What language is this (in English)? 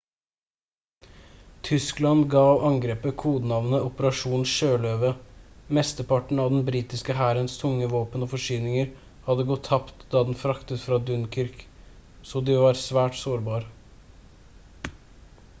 Norwegian Bokmål